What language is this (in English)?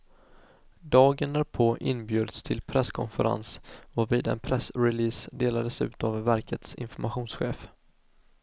Swedish